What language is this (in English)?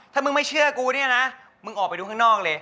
Thai